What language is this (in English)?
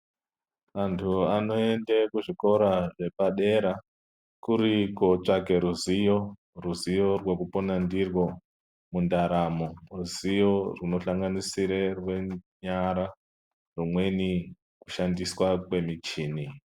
Ndau